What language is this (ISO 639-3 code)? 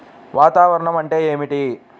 tel